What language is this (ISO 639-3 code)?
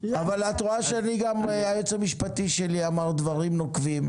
heb